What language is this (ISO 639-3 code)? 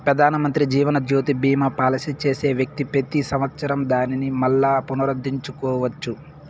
tel